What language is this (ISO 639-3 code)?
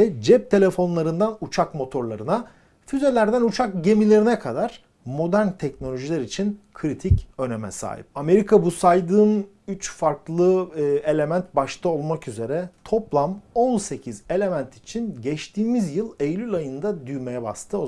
tur